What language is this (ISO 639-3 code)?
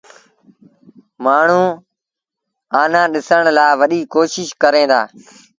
sbn